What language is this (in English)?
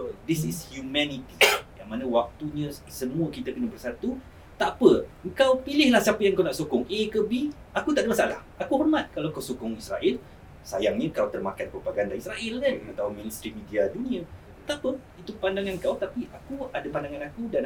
Malay